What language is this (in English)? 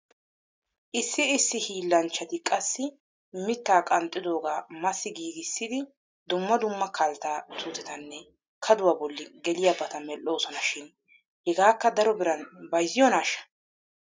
Wolaytta